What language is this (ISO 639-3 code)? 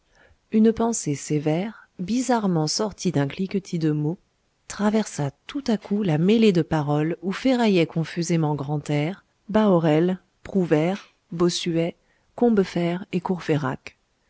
fra